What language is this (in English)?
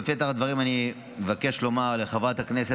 Hebrew